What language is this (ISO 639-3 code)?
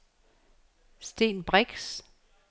dan